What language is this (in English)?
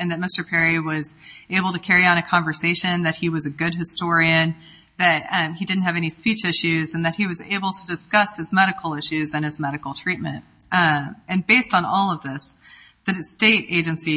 English